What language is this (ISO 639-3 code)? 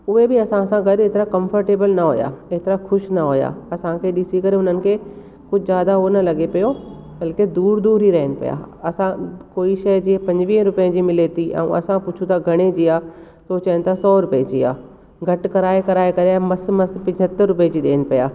snd